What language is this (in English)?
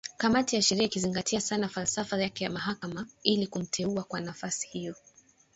Swahili